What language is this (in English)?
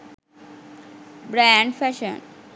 Sinhala